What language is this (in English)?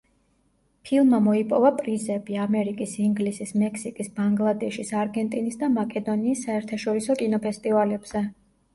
Georgian